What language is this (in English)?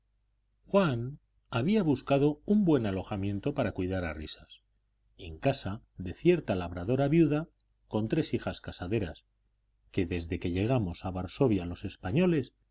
Spanish